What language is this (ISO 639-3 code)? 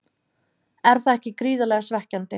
isl